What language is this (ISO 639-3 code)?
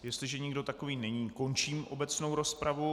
ces